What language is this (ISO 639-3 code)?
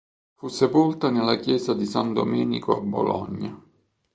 ita